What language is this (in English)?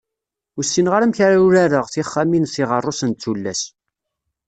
Kabyle